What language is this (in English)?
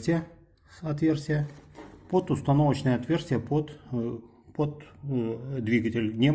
Russian